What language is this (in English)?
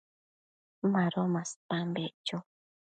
Matsés